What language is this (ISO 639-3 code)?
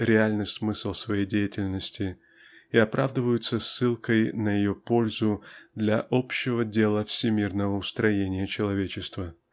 rus